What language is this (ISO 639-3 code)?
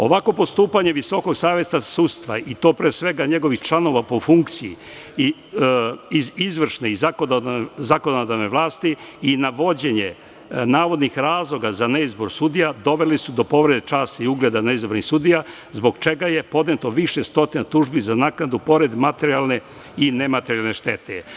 srp